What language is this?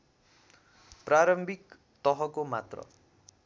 Nepali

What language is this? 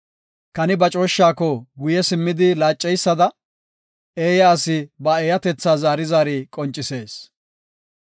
Gofa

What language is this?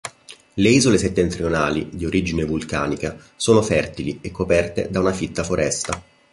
Italian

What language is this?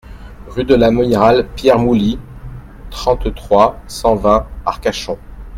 French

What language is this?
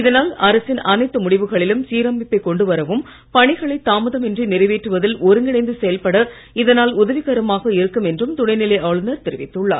Tamil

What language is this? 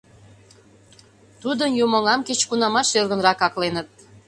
Mari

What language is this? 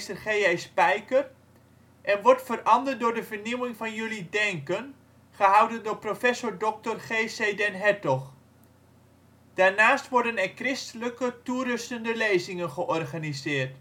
Dutch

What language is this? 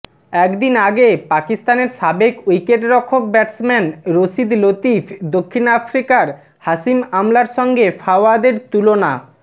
Bangla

